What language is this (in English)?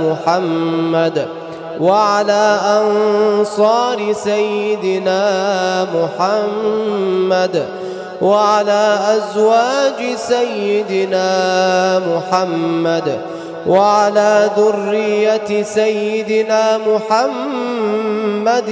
Arabic